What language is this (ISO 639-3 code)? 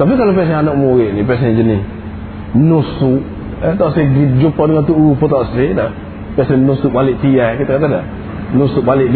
msa